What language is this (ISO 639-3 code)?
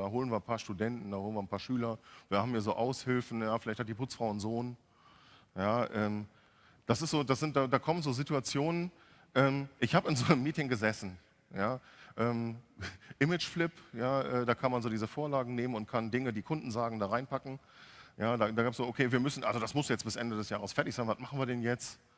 deu